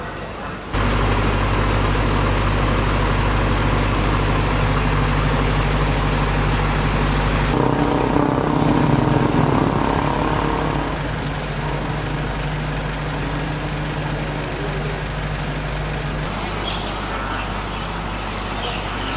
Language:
Thai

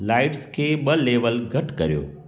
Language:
Sindhi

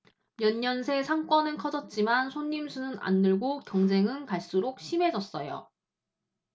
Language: Korean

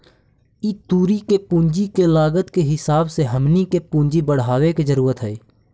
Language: Magahi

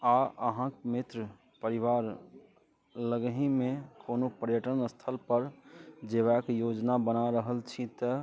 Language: Maithili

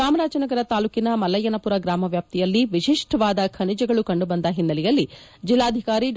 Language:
Kannada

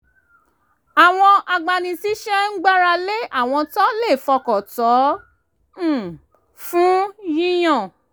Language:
Yoruba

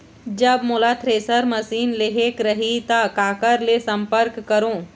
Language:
Chhattisgarhi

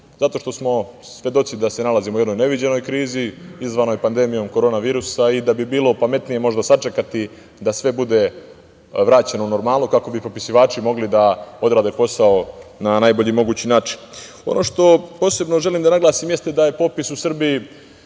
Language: Serbian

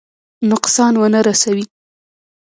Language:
Pashto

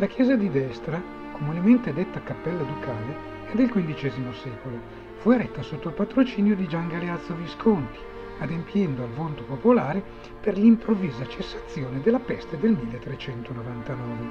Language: Italian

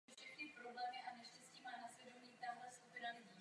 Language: Czech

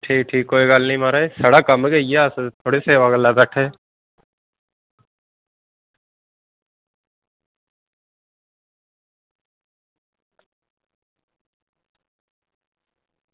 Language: Dogri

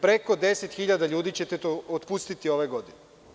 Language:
Serbian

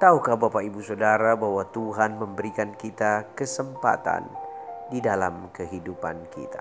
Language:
Indonesian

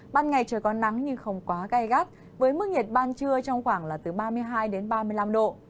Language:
Vietnamese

